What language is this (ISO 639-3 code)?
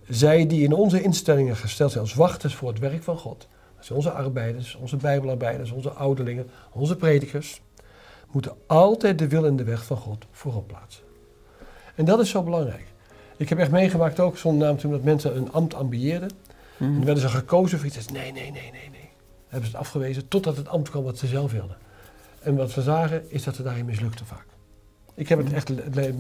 nld